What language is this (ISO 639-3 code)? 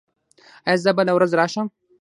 pus